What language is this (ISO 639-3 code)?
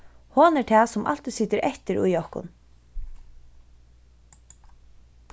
fao